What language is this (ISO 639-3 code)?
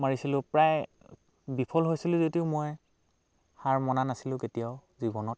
asm